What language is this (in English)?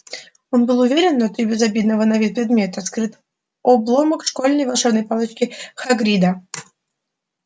Russian